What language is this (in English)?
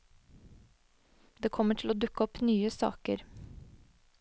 Norwegian